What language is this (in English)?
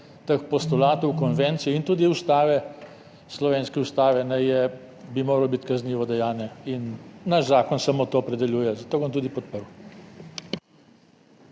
Slovenian